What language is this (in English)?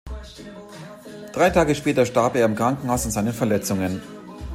German